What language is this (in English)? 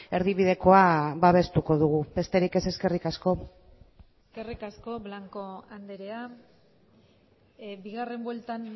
Basque